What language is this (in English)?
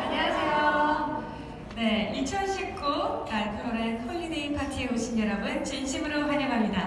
Korean